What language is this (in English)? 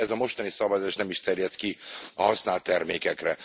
Hungarian